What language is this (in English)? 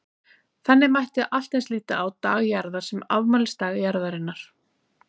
Icelandic